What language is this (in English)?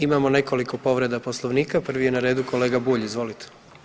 Croatian